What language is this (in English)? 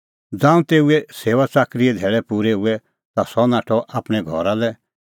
Kullu Pahari